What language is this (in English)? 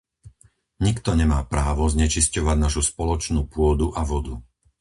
Slovak